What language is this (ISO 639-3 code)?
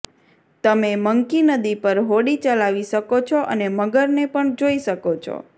guj